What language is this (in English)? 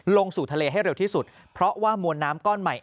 Thai